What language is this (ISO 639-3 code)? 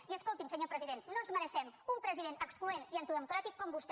cat